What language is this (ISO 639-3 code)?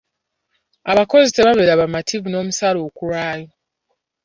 lug